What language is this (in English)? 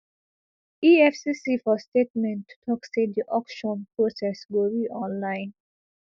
Nigerian Pidgin